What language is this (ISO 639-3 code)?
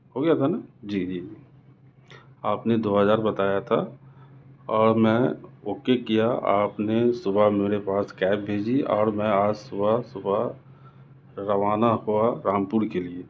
urd